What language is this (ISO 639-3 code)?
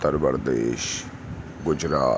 urd